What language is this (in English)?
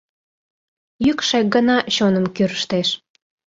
Mari